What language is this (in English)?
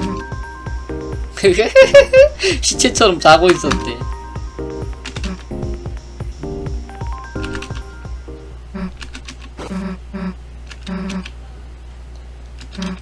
Korean